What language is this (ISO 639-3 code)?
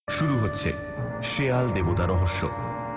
ben